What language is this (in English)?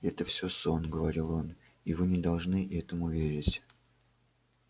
Russian